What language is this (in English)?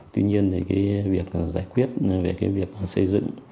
Vietnamese